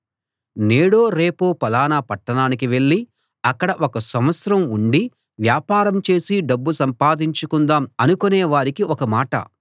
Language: Telugu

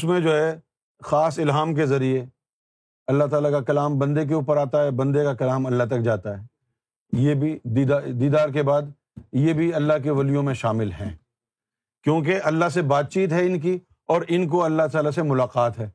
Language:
Urdu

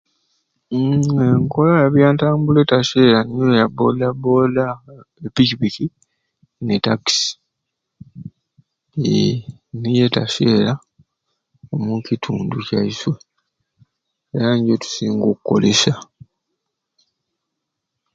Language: Ruuli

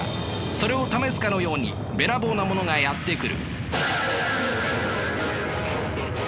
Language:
Japanese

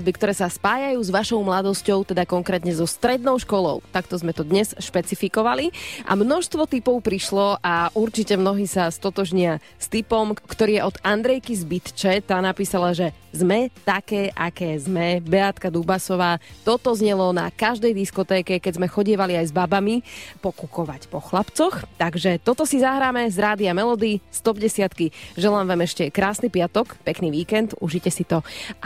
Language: Slovak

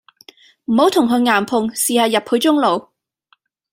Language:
Cantonese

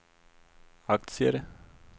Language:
Swedish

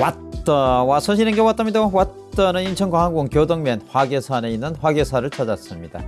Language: Korean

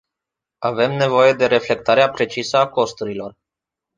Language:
Romanian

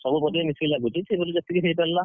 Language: Odia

